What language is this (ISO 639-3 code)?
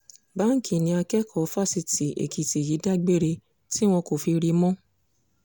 yor